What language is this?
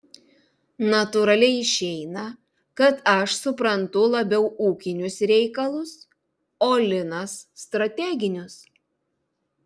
Lithuanian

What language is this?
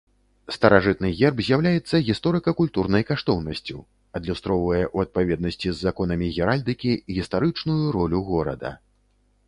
Belarusian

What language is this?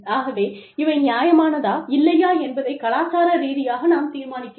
Tamil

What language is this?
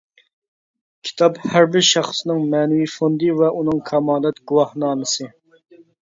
Uyghur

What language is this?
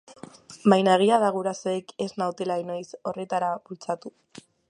Basque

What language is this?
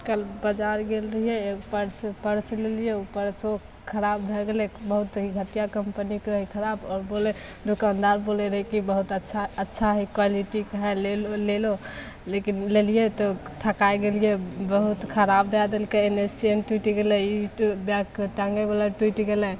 Maithili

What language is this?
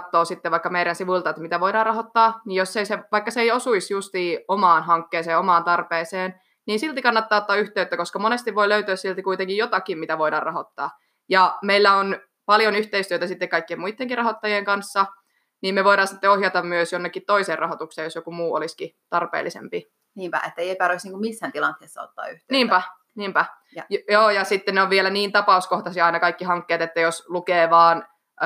Finnish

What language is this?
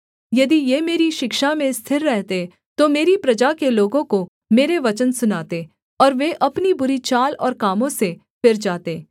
Hindi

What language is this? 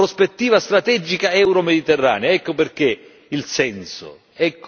Italian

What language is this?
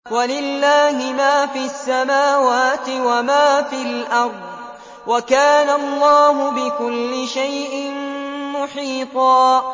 Arabic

